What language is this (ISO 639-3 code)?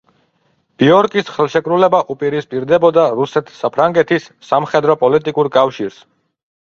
kat